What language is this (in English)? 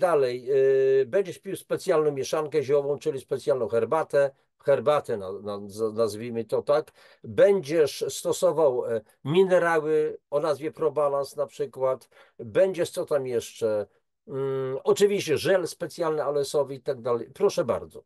Polish